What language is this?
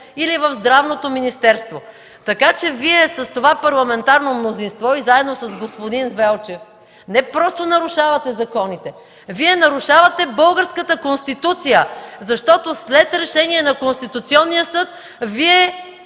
Bulgarian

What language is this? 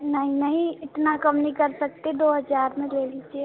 Hindi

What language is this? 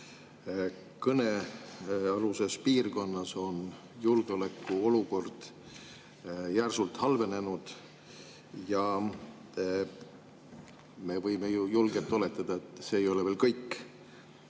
Estonian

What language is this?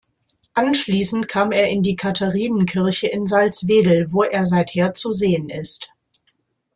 German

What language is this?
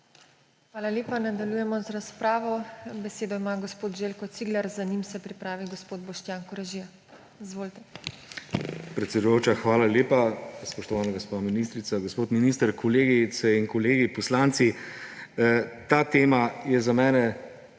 Slovenian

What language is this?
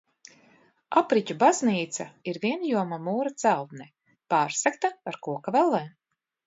Latvian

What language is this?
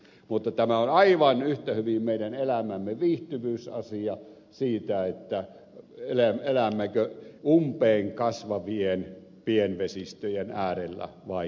Finnish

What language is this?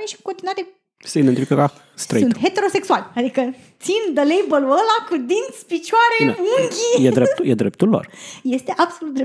Romanian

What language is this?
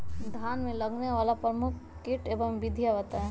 Magahi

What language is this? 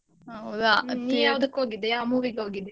Kannada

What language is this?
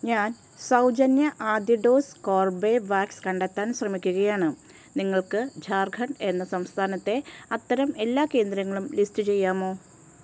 Malayalam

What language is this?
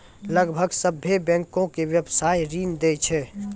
Maithili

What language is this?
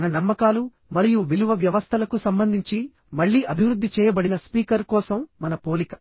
Telugu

